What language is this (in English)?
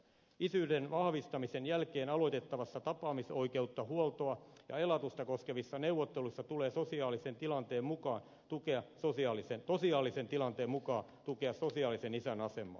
Finnish